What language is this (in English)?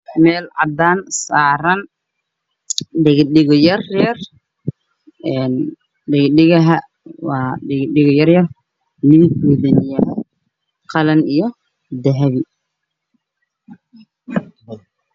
Somali